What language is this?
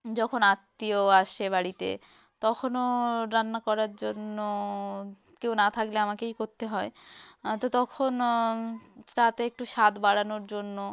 Bangla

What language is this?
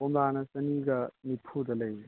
Manipuri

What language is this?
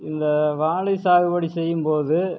Tamil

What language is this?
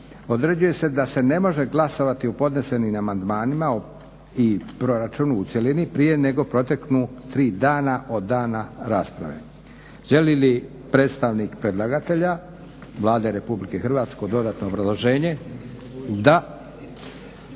Croatian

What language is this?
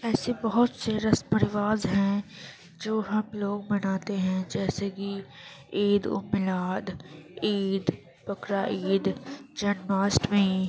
Urdu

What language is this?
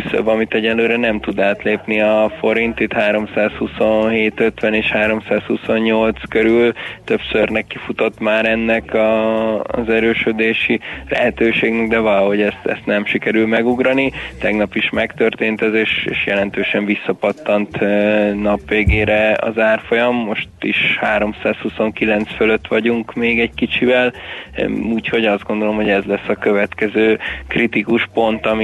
Hungarian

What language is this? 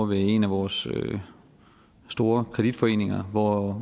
Danish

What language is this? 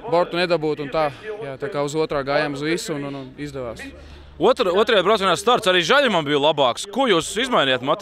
Latvian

